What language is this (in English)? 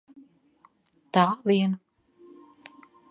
Latvian